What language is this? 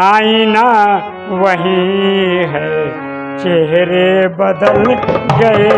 Hindi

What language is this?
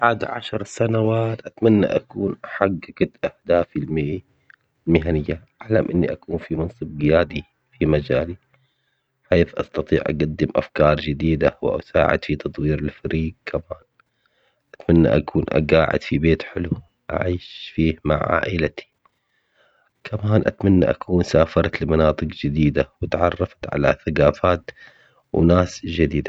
Omani Arabic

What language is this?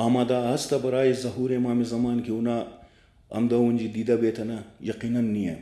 Urdu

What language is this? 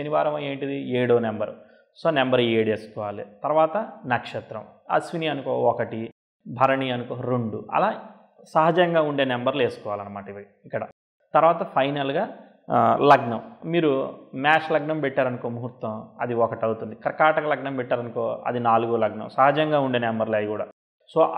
Telugu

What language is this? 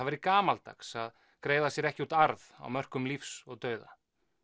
Icelandic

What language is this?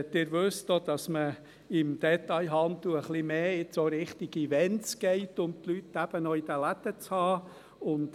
Swiss German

